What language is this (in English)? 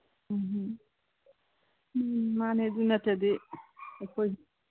Manipuri